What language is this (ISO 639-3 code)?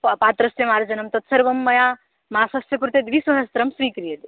san